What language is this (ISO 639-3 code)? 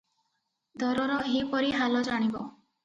ori